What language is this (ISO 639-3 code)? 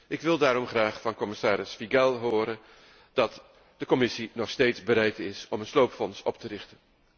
nld